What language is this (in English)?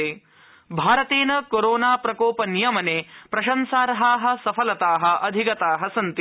Sanskrit